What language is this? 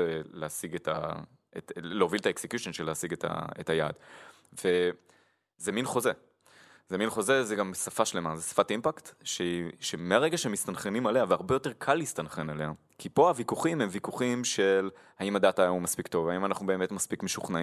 Hebrew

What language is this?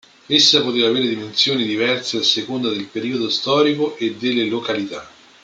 Italian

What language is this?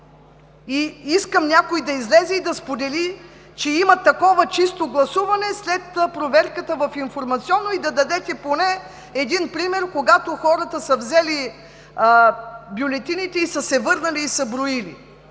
Bulgarian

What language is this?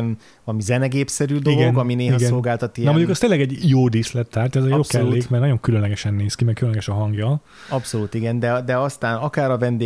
Hungarian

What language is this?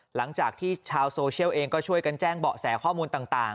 Thai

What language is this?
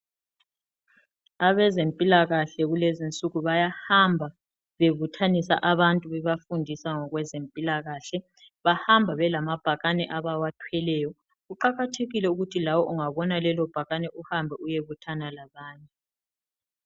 North Ndebele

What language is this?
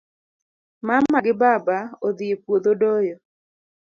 Luo (Kenya and Tanzania)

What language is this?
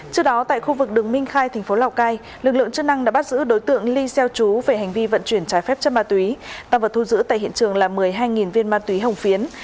Vietnamese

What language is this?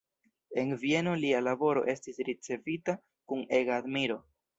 Esperanto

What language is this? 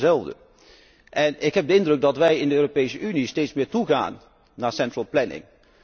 Dutch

